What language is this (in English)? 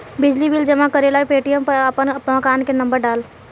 Bhojpuri